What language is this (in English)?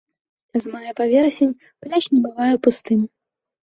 Belarusian